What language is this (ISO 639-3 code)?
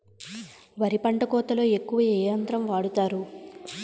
tel